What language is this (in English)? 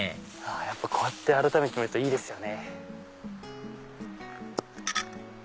Japanese